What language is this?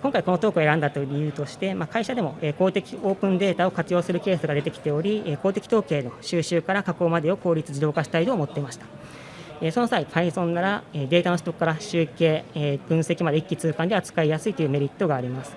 Japanese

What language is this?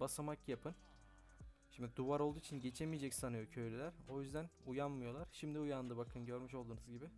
Turkish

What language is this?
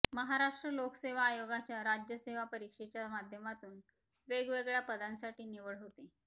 Marathi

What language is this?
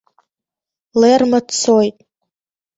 Abkhazian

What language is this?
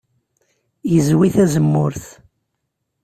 Kabyle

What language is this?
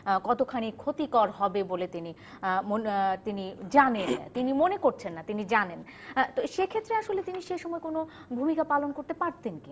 Bangla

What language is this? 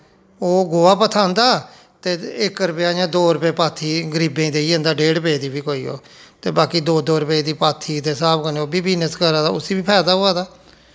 Dogri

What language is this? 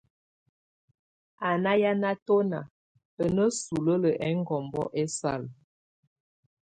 Tunen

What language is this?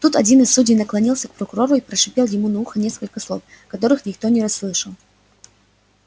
Russian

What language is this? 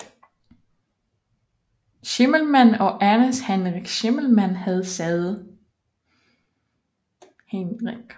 Danish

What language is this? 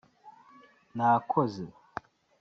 Kinyarwanda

